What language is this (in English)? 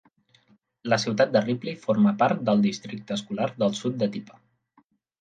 Catalan